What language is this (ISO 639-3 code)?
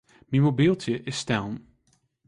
fry